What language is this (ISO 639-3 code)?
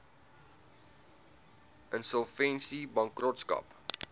afr